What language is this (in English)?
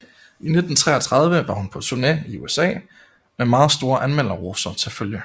Danish